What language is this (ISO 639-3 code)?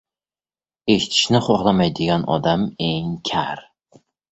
uzb